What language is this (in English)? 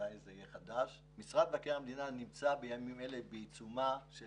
Hebrew